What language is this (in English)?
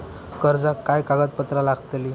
Marathi